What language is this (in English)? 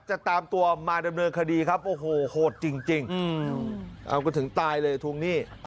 Thai